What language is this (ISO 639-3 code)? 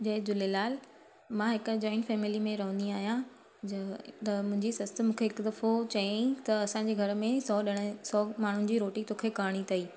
snd